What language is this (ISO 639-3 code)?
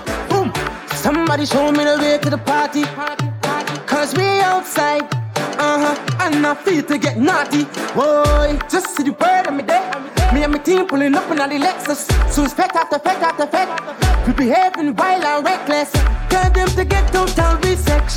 eng